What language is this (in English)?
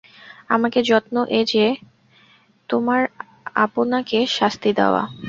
Bangla